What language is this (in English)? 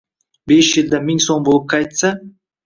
Uzbek